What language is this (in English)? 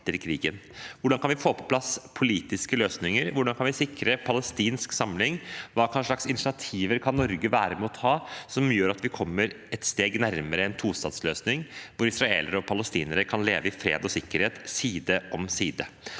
Norwegian